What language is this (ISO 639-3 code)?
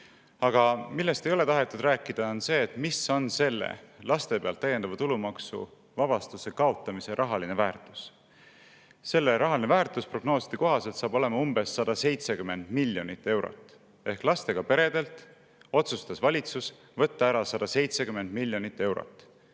est